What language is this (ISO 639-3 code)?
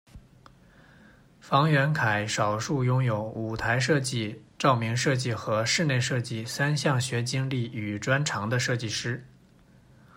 zho